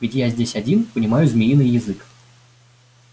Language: Russian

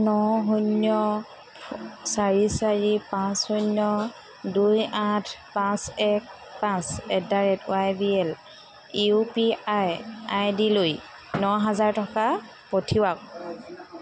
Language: Assamese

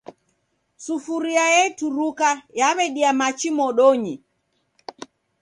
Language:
Taita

